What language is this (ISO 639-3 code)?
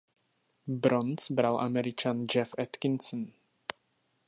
ces